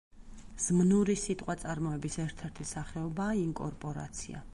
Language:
Georgian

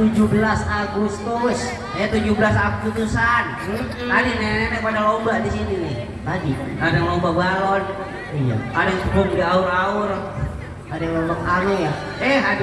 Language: Indonesian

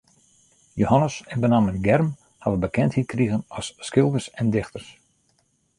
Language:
Western Frisian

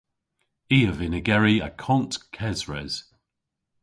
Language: Cornish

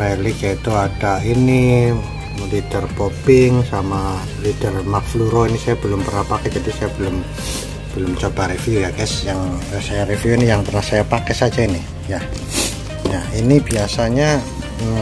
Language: Indonesian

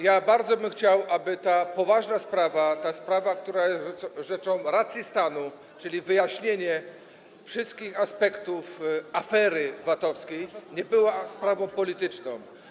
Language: Polish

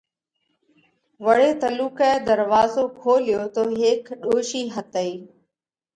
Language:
Parkari Koli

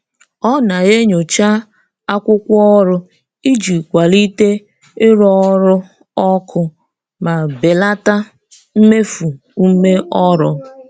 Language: Igbo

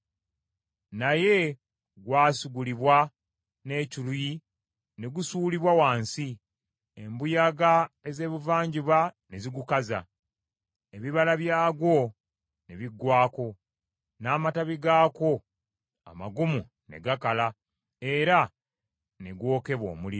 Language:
Ganda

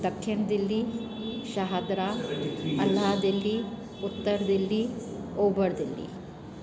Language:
Sindhi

